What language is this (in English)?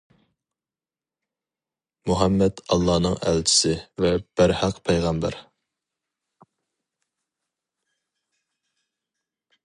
Uyghur